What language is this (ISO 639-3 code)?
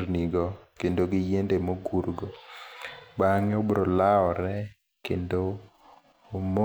luo